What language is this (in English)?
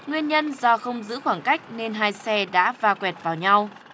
Vietnamese